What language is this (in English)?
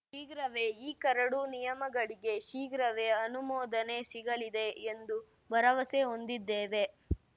Kannada